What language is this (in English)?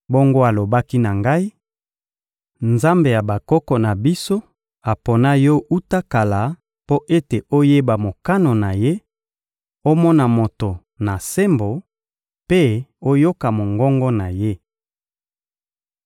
Lingala